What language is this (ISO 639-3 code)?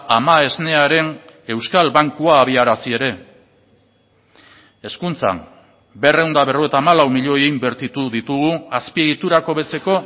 eus